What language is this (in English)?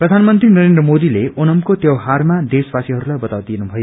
Nepali